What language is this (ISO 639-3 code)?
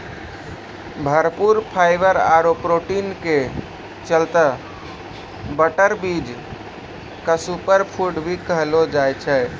mai